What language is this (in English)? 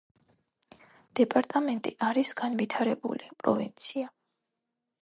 Georgian